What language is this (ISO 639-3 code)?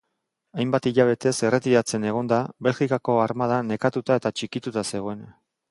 eus